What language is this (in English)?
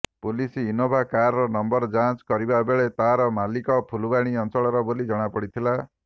Odia